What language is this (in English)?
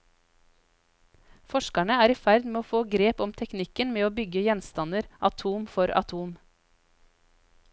Norwegian